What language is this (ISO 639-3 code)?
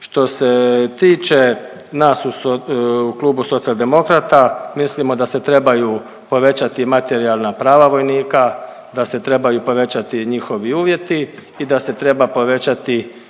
hrv